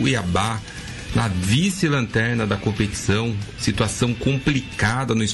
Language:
Portuguese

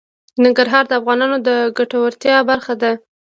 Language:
Pashto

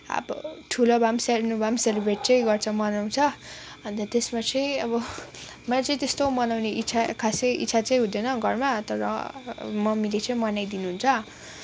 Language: Nepali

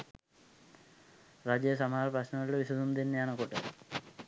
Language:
Sinhala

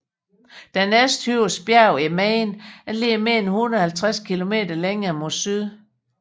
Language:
Danish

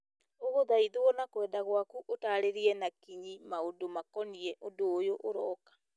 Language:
Kikuyu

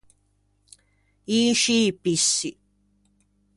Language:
Ligurian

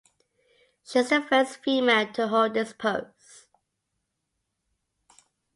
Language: English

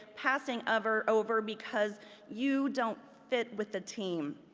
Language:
English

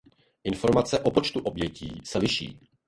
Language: Czech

